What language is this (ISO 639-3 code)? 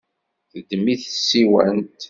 kab